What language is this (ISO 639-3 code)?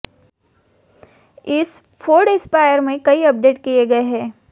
hin